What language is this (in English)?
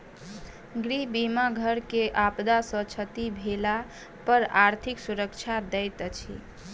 Maithili